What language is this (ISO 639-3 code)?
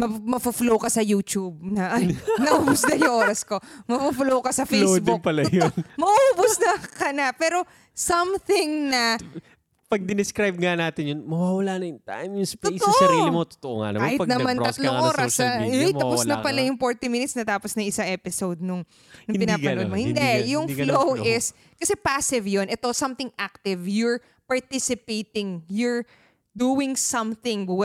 fil